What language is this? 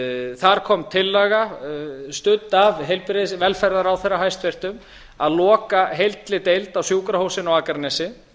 Icelandic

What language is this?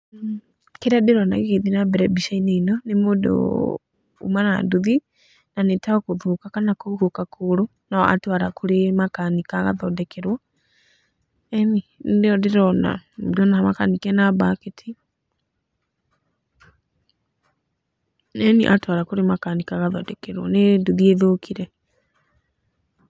Kikuyu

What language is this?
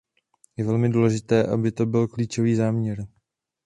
Czech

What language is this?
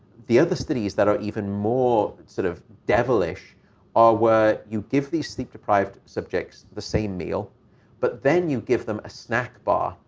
English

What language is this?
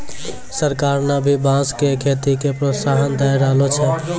Maithili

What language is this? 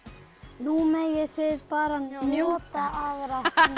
Icelandic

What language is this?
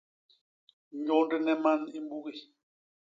Basaa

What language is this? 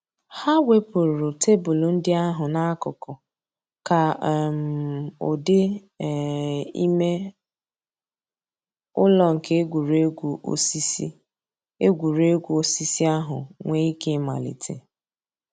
Igbo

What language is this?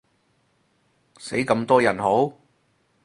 Cantonese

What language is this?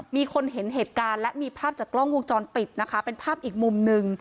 Thai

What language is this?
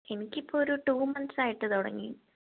Malayalam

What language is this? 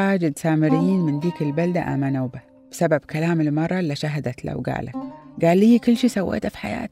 Arabic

